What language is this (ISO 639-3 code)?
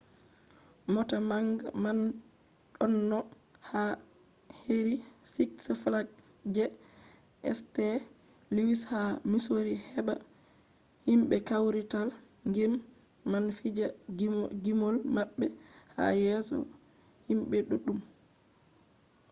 ful